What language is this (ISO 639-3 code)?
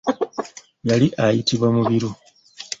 lug